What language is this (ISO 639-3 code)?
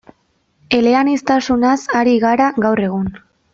eus